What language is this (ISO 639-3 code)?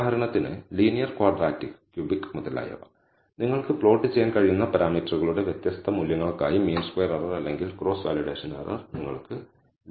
mal